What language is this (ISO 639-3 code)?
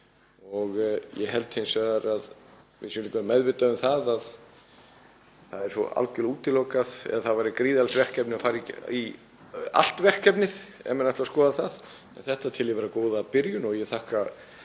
isl